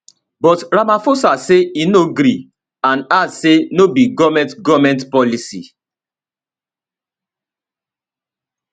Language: Nigerian Pidgin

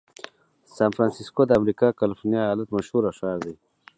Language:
Pashto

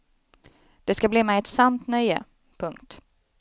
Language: Swedish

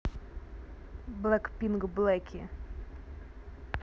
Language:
Russian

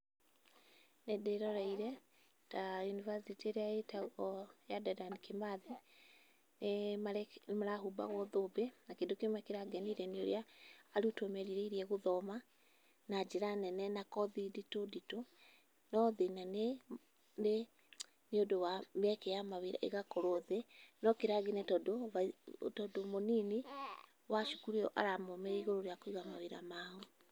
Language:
Kikuyu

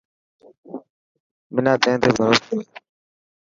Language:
Dhatki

